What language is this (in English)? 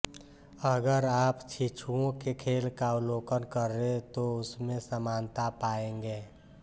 Hindi